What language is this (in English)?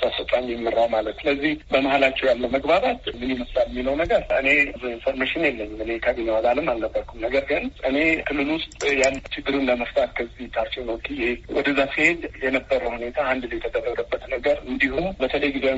Amharic